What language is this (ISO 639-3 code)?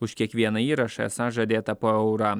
lit